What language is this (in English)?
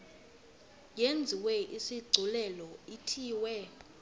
Xhosa